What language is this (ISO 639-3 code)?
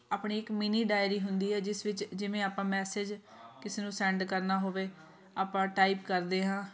pan